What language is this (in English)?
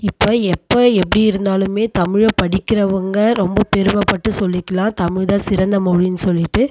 Tamil